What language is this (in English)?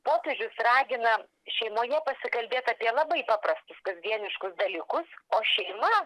Lithuanian